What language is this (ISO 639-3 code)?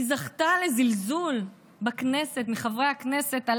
heb